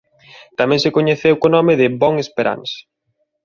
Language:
Galician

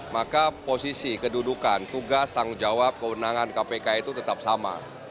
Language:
Indonesian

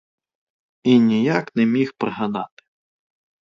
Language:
Ukrainian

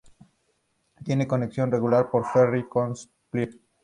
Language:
Spanish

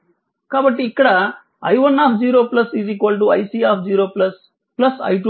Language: Telugu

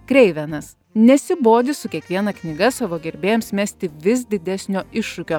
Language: Lithuanian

